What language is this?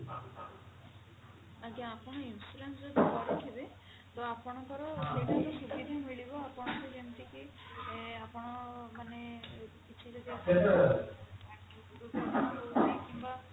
Odia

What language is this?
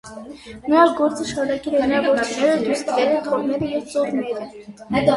Armenian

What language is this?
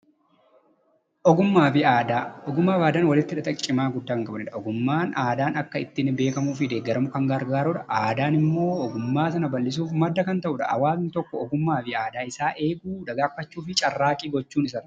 Oromo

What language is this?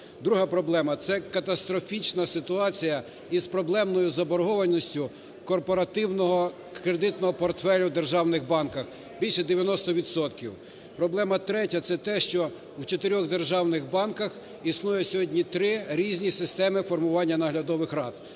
Ukrainian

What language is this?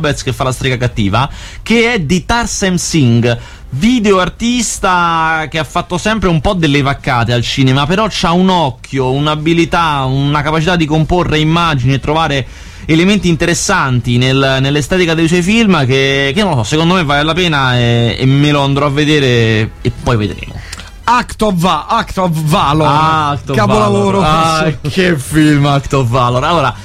Italian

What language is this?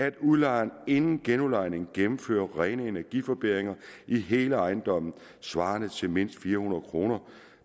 Danish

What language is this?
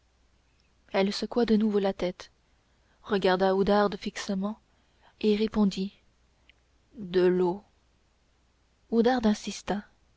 French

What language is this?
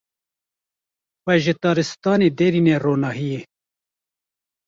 Kurdish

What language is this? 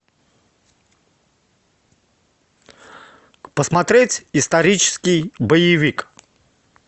Russian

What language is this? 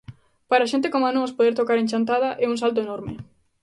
Galician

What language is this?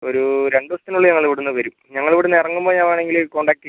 Malayalam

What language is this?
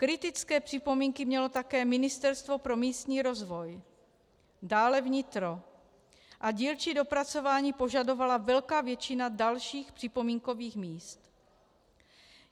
Czech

